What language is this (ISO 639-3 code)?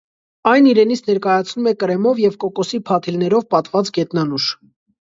hye